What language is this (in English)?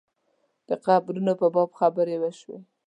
Pashto